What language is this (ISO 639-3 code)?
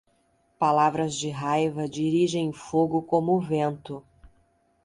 por